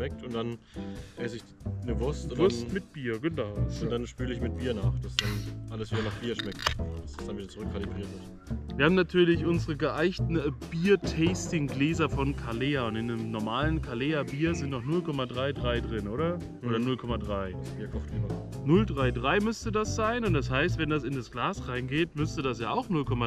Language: German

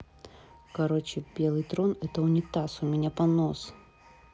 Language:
Russian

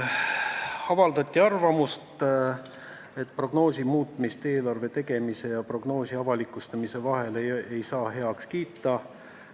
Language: Estonian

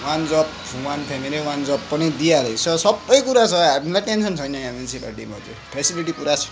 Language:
Nepali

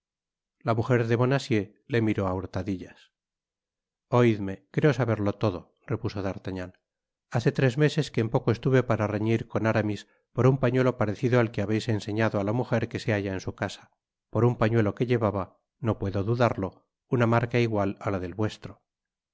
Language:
Spanish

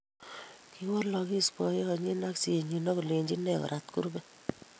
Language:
Kalenjin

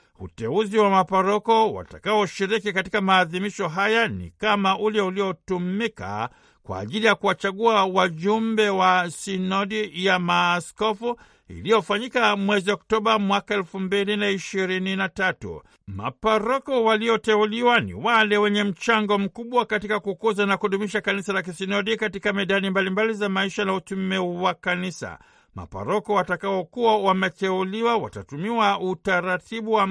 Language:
Swahili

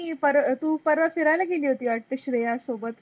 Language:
Marathi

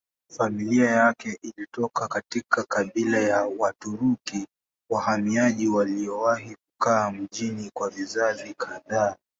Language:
Swahili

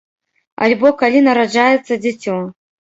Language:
Belarusian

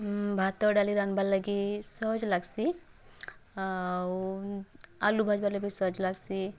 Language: Odia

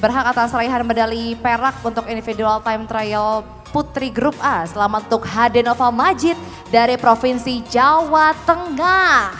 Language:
Indonesian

